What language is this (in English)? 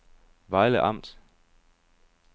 Danish